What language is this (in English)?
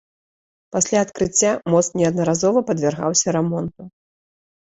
Belarusian